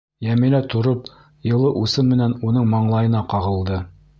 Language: Bashkir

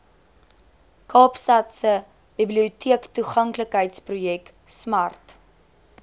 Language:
Afrikaans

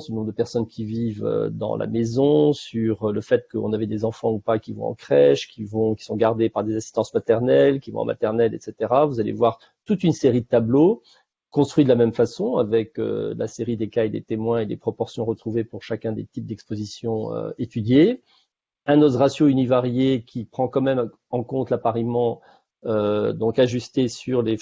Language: French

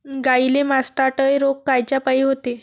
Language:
Marathi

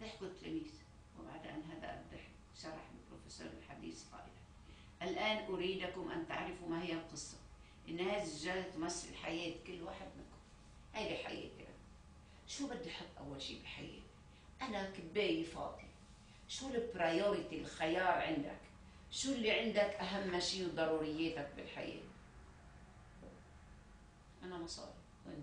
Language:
Arabic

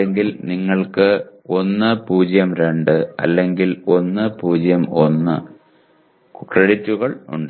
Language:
Malayalam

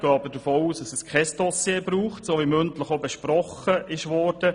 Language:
Swiss German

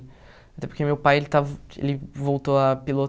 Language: Portuguese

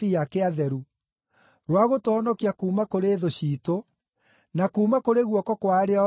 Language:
Kikuyu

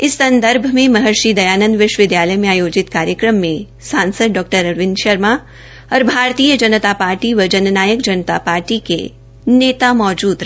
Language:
Hindi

